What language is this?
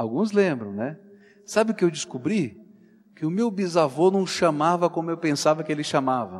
Portuguese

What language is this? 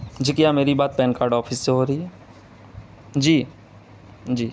Urdu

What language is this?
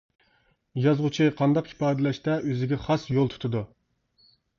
Uyghur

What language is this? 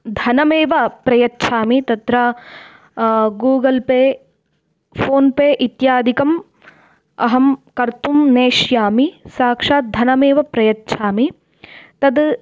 Sanskrit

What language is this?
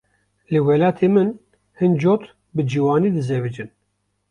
Kurdish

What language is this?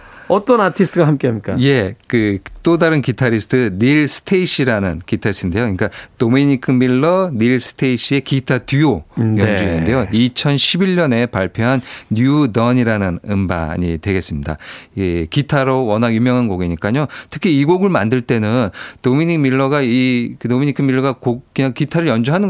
Korean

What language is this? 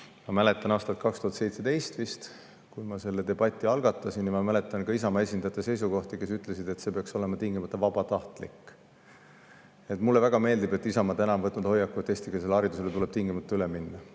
Estonian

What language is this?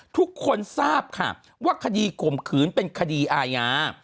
Thai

